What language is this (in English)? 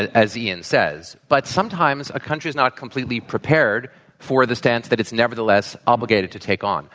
English